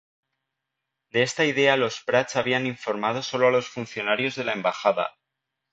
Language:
Spanish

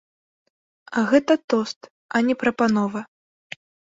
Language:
Belarusian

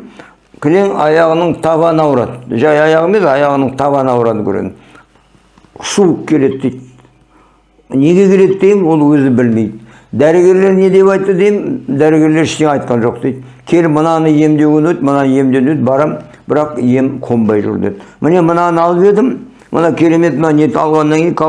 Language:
Turkish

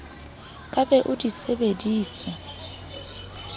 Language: Southern Sotho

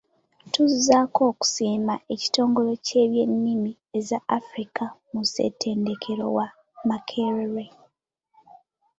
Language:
Ganda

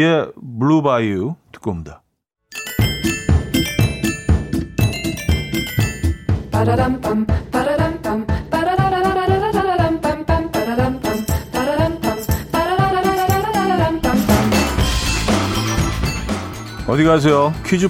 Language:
Korean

